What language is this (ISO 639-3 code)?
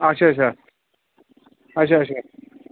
kas